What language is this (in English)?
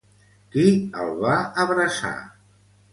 Catalan